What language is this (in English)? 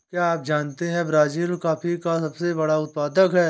Hindi